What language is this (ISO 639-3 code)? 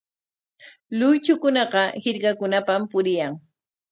qwa